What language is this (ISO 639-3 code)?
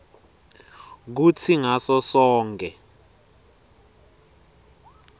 ssw